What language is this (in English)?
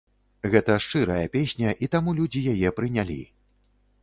Belarusian